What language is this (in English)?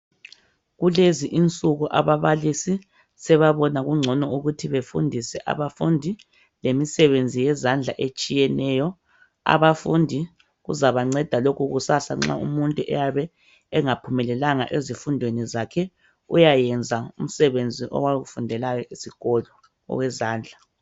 North Ndebele